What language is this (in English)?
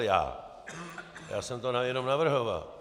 Czech